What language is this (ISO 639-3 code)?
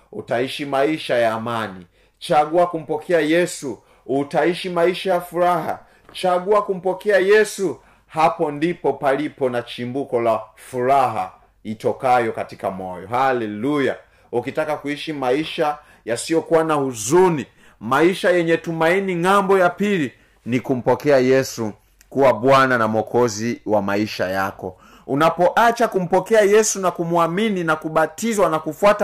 swa